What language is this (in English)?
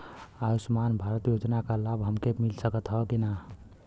Bhojpuri